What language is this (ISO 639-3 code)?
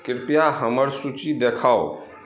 mai